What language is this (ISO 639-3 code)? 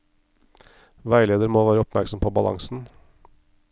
nor